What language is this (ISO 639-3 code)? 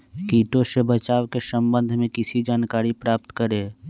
mag